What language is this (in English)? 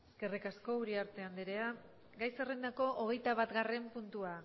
Basque